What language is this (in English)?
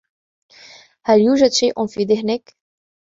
Arabic